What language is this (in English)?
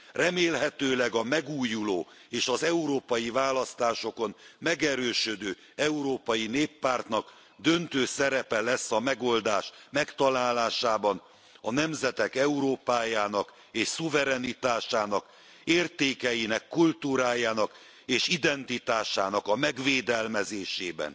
Hungarian